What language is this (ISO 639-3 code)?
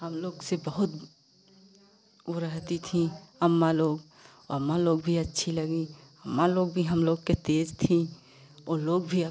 hin